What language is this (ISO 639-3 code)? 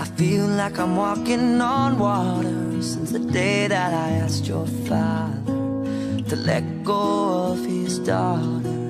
eng